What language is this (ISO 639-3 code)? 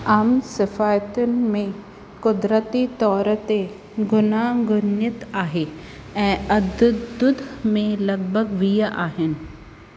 snd